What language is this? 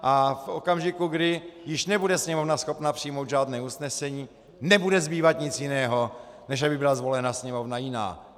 Czech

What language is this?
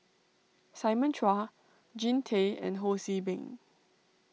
English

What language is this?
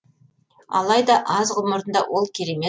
Kazakh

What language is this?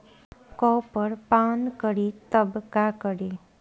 Bhojpuri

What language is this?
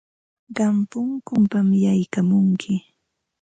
Ambo-Pasco Quechua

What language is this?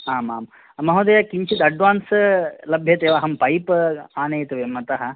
Sanskrit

